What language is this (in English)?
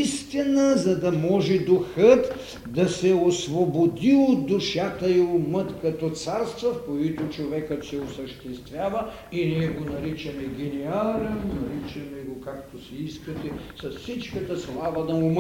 Bulgarian